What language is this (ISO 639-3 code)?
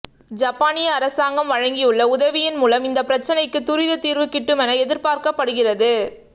tam